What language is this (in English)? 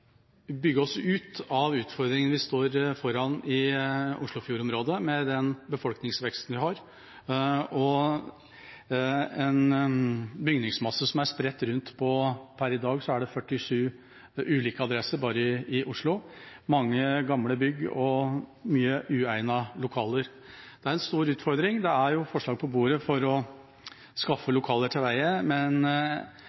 Norwegian Bokmål